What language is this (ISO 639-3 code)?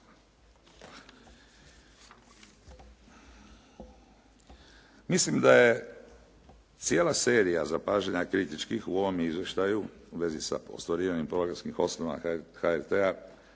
hrv